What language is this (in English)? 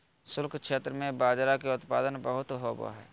Magahi